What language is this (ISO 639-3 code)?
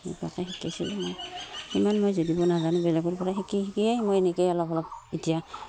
asm